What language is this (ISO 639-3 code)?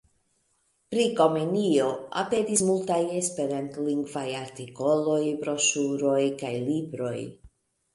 epo